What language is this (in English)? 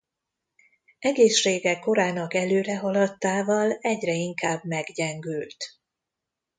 Hungarian